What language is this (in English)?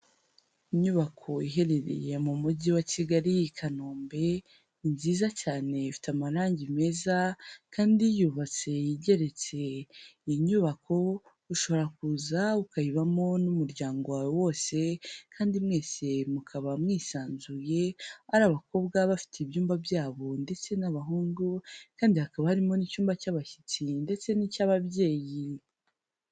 Kinyarwanda